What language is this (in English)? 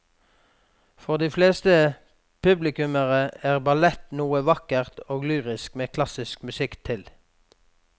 Norwegian